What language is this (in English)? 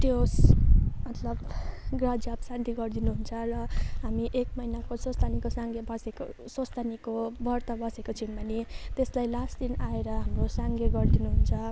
Nepali